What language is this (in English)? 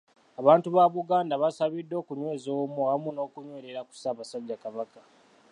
Ganda